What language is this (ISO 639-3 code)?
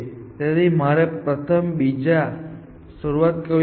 guj